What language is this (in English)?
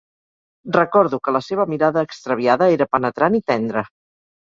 Catalan